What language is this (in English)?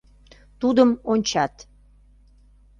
Mari